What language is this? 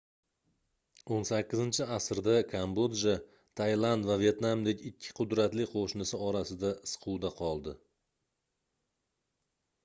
Uzbek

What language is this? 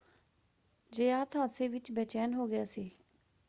Punjabi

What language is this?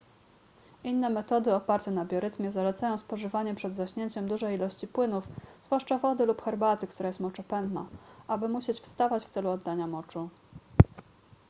Polish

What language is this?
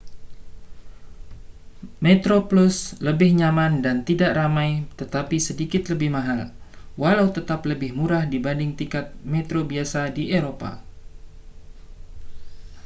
Indonesian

